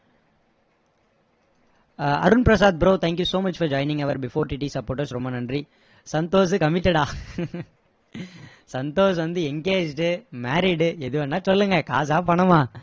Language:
Tamil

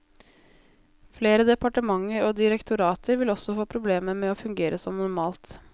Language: Norwegian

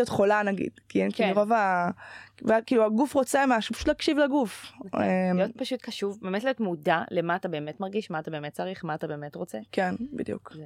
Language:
Hebrew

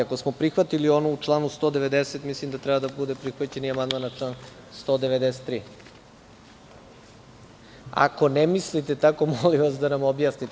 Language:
Serbian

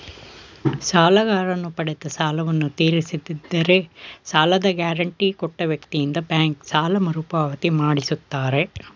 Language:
Kannada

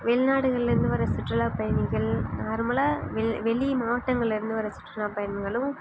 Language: Tamil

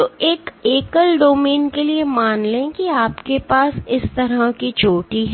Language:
Hindi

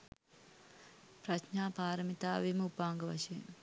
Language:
Sinhala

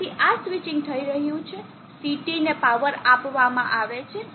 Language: Gujarati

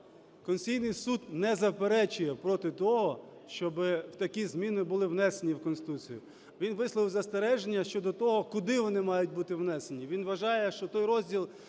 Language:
Ukrainian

